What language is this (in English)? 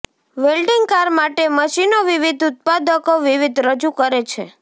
Gujarati